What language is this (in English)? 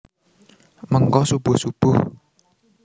Javanese